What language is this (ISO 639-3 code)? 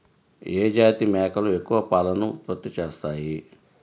tel